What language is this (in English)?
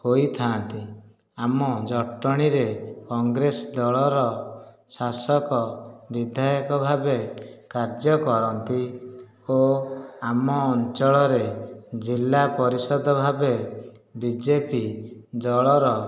Odia